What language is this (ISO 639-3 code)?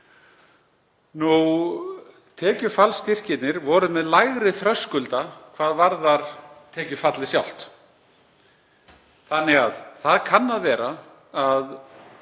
isl